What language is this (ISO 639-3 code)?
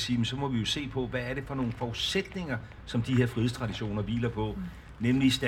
dan